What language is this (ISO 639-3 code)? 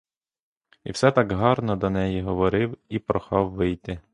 ukr